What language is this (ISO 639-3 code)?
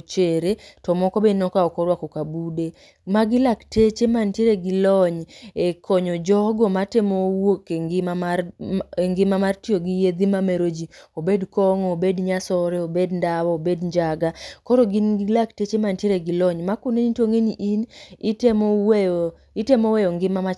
luo